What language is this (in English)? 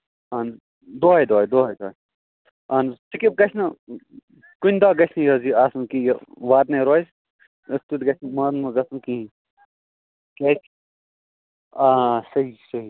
Kashmiri